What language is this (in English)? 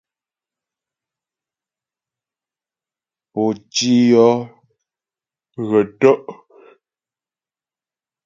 Ghomala